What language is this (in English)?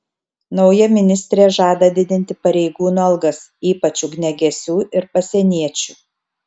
Lithuanian